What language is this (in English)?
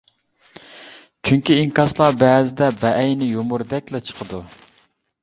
Uyghur